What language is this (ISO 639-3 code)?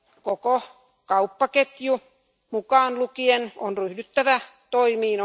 fin